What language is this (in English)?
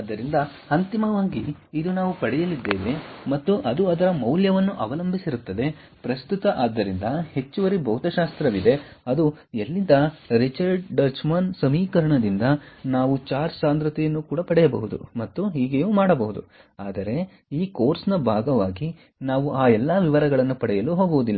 Kannada